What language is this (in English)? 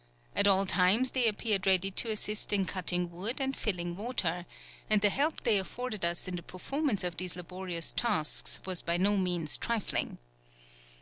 English